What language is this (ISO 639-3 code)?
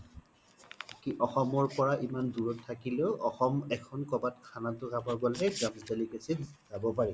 asm